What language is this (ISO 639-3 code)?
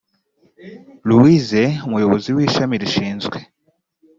kin